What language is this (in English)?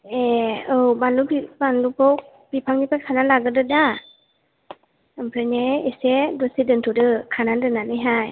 Bodo